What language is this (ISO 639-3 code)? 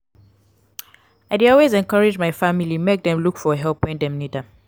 pcm